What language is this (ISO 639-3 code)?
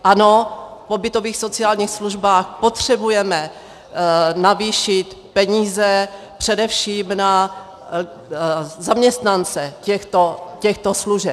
ces